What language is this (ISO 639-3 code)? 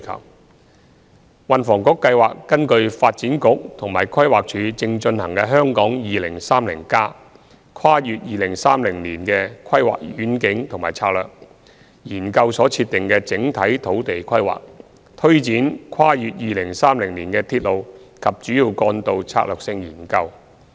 yue